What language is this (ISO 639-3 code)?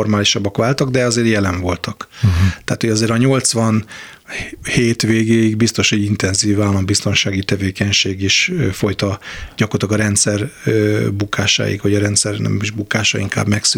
hun